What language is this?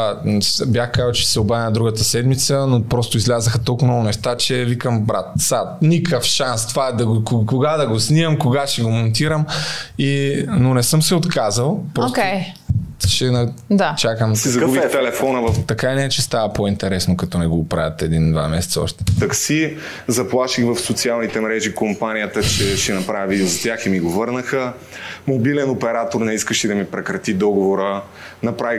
Bulgarian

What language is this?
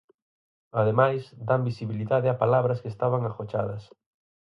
Galician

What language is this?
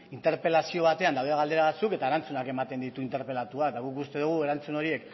Basque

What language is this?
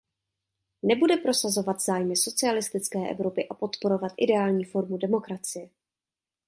Czech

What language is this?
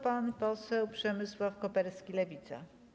Polish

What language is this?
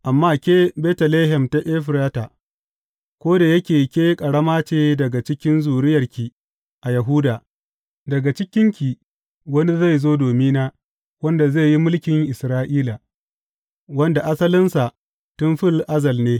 Hausa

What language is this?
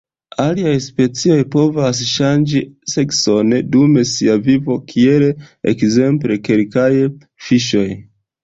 Esperanto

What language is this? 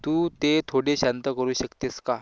Marathi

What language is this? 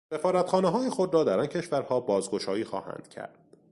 Persian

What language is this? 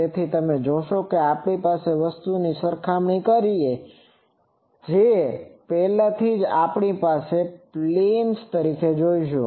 Gujarati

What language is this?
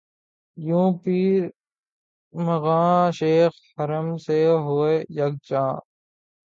Urdu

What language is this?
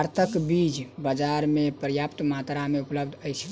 Maithili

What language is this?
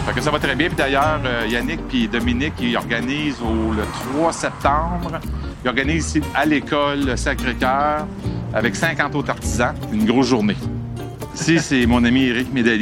French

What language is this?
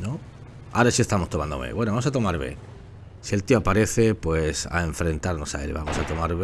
Spanish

